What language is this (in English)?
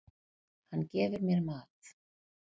Icelandic